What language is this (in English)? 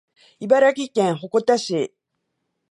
Japanese